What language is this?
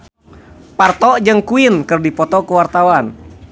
Sundanese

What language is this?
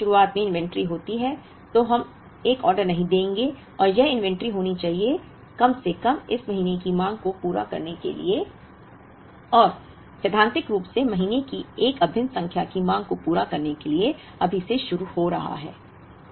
Hindi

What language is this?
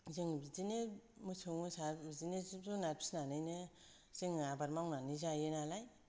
Bodo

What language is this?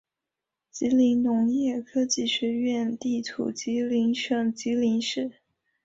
Chinese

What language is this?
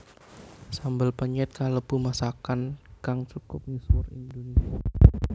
Javanese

